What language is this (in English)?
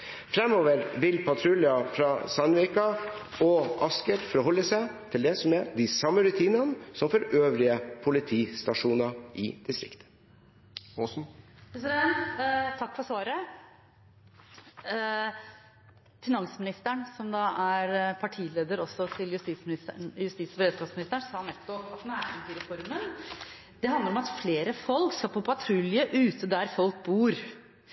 Norwegian Bokmål